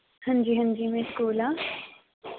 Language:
Dogri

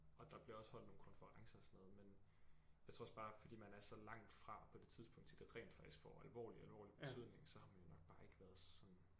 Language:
Danish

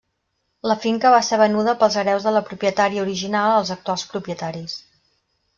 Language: Catalan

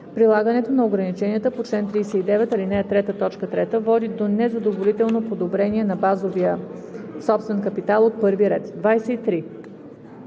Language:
Bulgarian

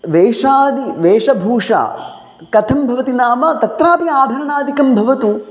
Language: Sanskrit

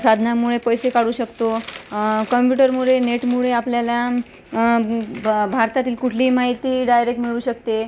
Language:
Marathi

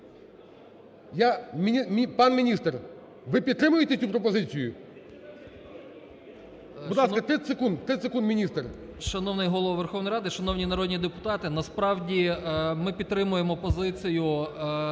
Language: Ukrainian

